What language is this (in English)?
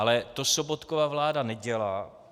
Czech